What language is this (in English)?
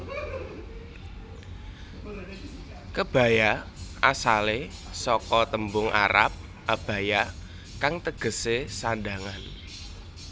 Javanese